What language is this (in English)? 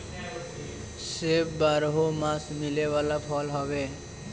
Bhojpuri